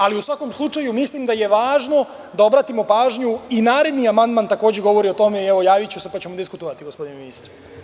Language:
Serbian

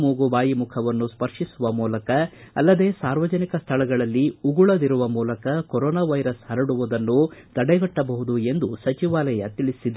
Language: Kannada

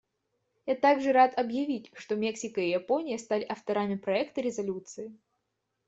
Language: Russian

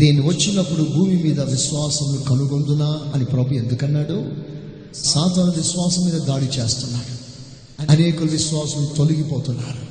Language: Telugu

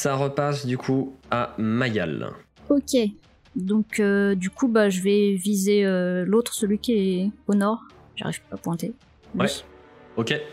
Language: French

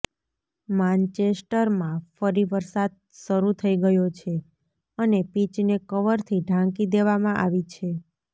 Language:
Gujarati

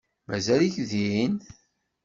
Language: Kabyle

